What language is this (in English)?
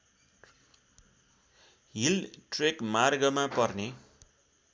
Nepali